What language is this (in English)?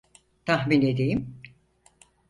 Turkish